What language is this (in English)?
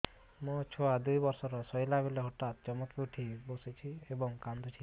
Odia